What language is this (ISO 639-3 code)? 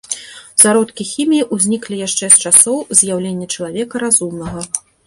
bel